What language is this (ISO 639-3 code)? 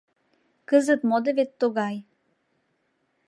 chm